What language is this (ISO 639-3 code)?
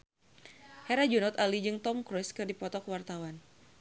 sun